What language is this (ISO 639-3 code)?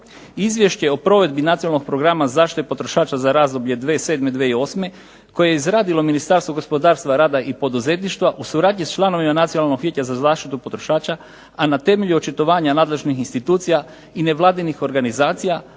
hrv